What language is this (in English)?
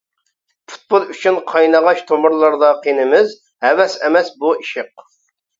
Uyghur